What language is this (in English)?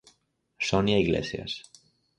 Galician